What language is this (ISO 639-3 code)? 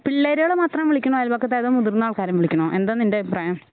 mal